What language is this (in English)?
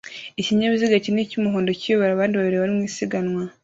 Kinyarwanda